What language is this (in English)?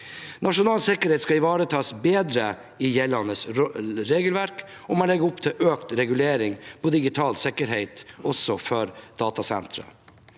Norwegian